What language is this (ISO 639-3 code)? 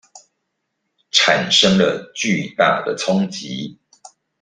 zho